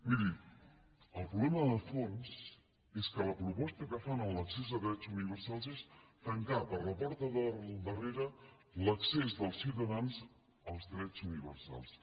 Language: Catalan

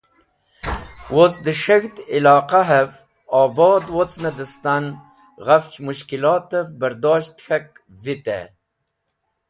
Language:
Wakhi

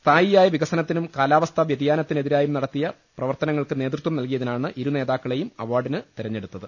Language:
Malayalam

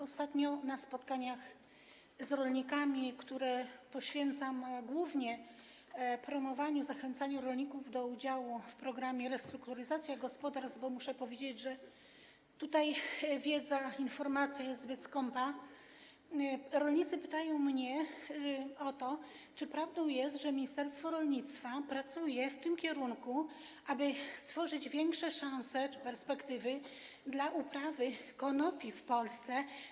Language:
Polish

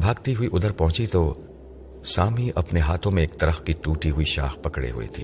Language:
Urdu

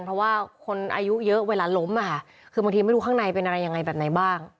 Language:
Thai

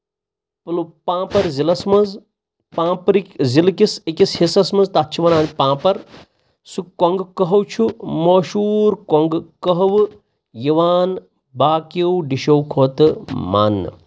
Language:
Kashmiri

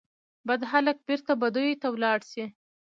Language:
Pashto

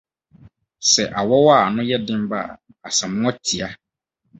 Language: Akan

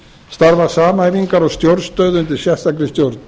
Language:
Icelandic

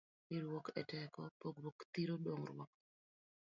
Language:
Luo (Kenya and Tanzania)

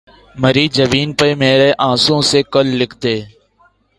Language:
Urdu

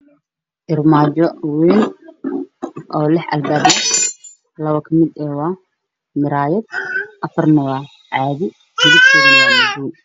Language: Somali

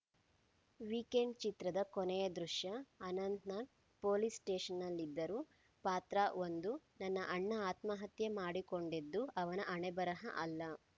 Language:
Kannada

